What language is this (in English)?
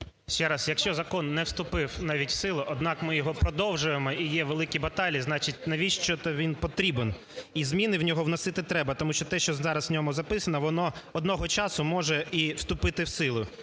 Ukrainian